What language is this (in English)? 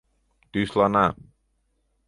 Mari